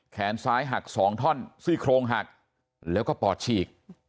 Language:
Thai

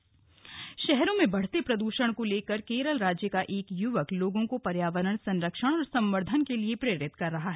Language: Hindi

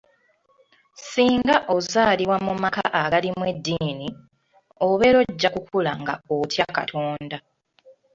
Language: Ganda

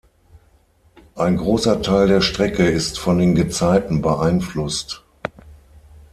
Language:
German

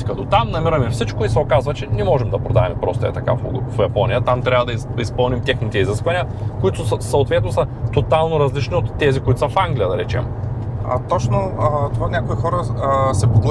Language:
Bulgarian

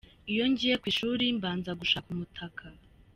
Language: Kinyarwanda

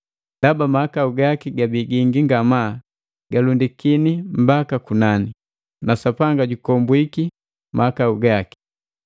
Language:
Matengo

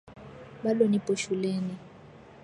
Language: Swahili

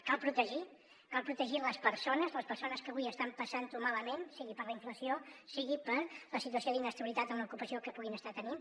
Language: Catalan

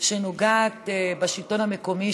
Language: Hebrew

